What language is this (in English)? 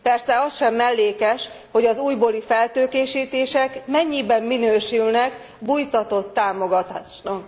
Hungarian